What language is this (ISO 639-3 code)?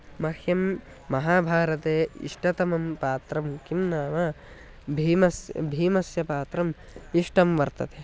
san